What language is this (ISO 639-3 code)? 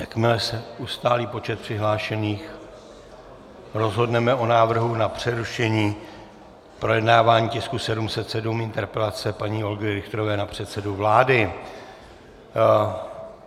ces